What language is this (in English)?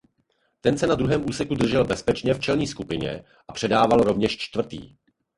Czech